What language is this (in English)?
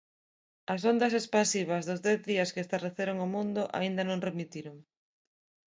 Galician